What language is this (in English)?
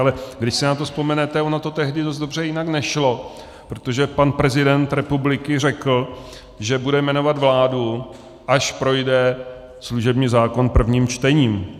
Czech